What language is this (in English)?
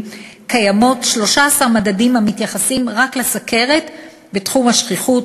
Hebrew